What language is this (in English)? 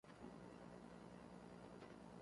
Central Kurdish